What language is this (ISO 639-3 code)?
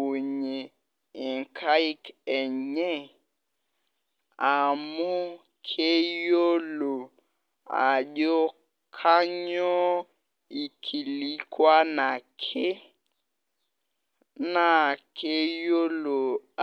mas